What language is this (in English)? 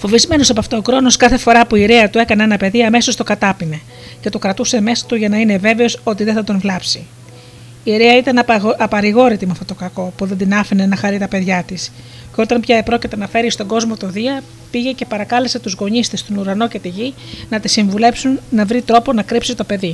Greek